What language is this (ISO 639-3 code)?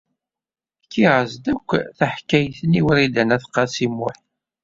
kab